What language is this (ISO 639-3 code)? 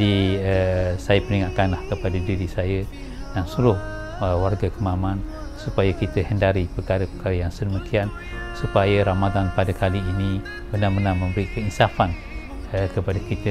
msa